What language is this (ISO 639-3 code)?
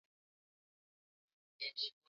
swa